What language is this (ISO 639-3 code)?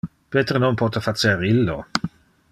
ina